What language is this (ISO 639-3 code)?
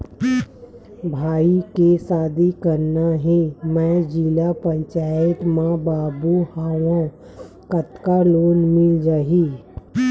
hne